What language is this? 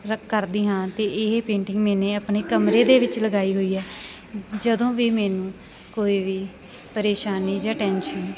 Punjabi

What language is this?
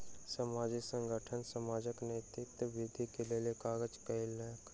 Maithili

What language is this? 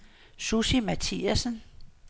Danish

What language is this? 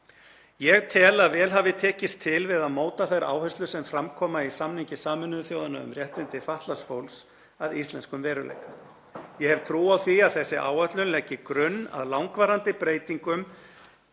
Icelandic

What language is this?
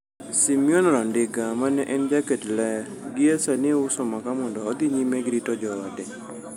Luo (Kenya and Tanzania)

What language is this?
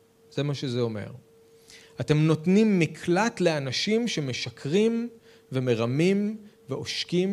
Hebrew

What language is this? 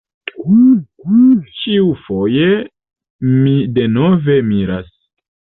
Esperanto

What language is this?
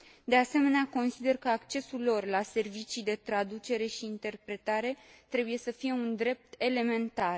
Romanian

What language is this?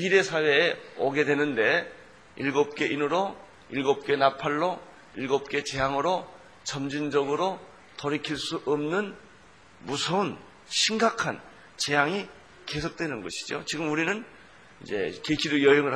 Korean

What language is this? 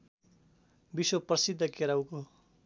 Nepali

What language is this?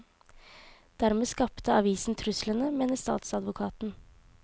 Norwegian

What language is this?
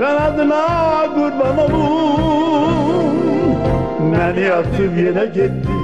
Turkish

